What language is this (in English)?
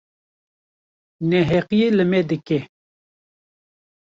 Kurdish